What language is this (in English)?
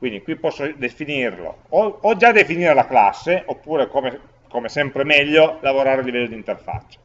Italian